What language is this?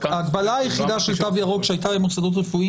Hebrew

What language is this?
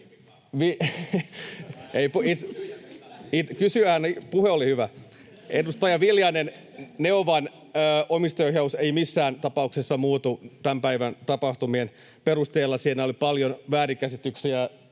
Finnish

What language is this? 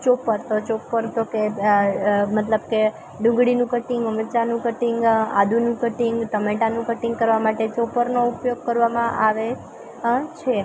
Gujarati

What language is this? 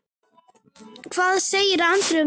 Icelandic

